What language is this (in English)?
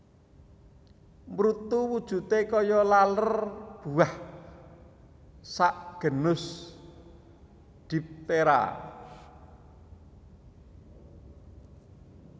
Javanese